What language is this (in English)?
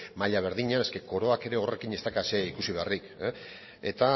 Basque